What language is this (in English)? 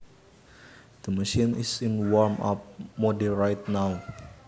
Javanese